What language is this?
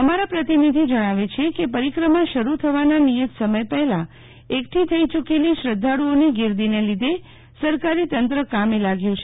Gujarati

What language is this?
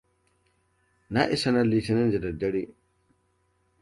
Hausa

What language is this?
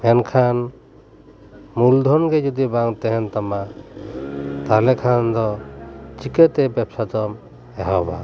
Santali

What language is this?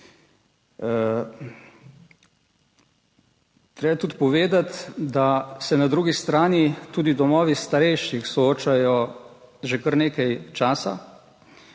Slovenian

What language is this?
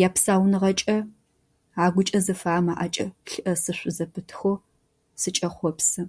Adyghe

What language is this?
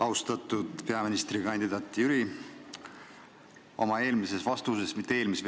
Estonian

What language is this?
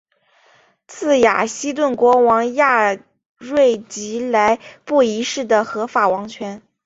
Chinese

